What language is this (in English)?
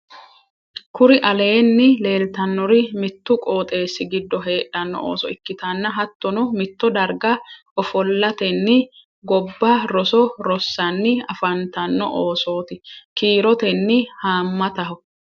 Sidamo